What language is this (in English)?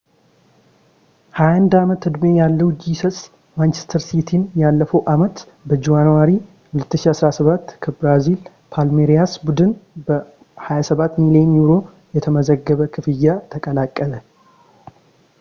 Amharic